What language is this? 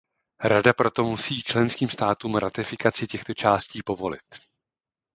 Czech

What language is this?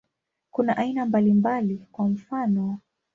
Swahili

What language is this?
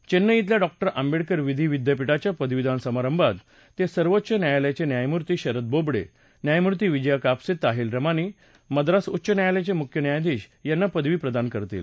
Marathi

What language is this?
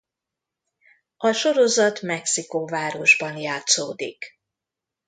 Hungarian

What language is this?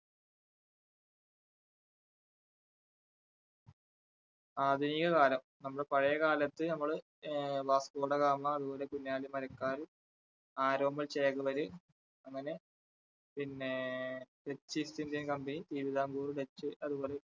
Malayalam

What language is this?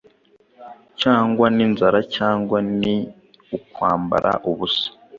Kinyarwanda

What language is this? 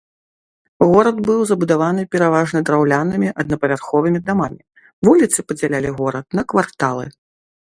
Belarusian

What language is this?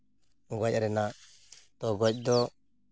Santali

